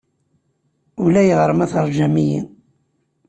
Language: Kabyle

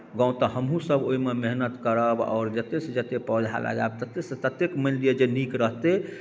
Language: Maithili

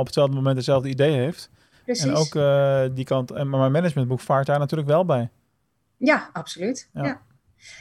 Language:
Dutch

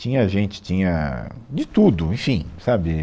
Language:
Portuguese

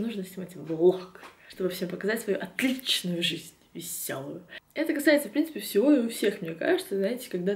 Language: Russian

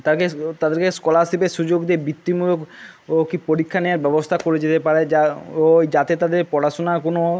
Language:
Bangla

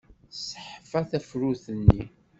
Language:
Kabyle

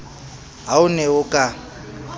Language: Southern Sotho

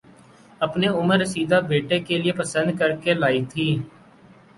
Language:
Urdu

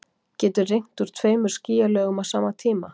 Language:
Icelandic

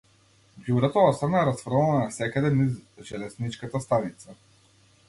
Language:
Macedonian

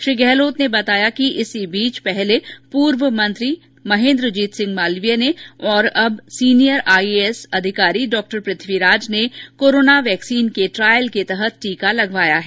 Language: Hindi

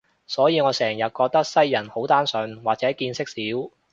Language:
Cantonese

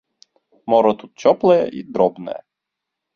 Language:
Belarusian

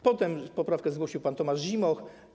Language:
Polish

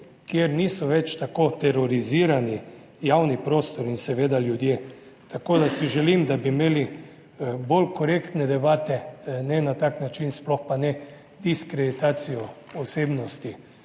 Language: Slovenian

